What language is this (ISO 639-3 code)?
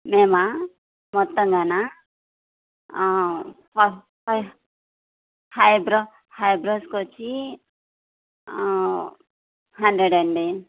tel